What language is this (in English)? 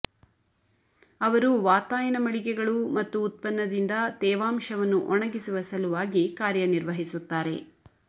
Kannada